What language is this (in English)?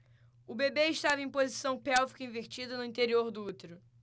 Portuguese